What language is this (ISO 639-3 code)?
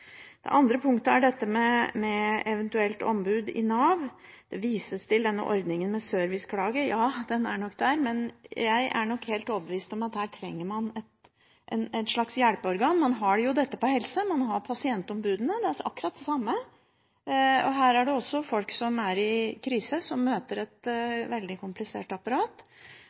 nob